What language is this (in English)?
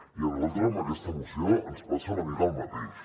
Catalan